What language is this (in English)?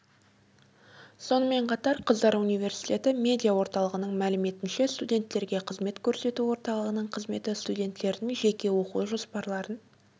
Kazakh